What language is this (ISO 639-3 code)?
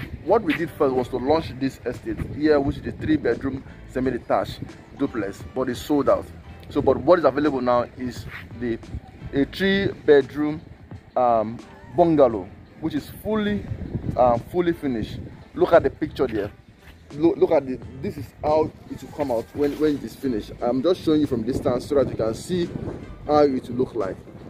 eng